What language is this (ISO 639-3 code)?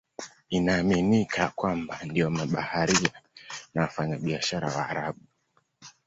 swa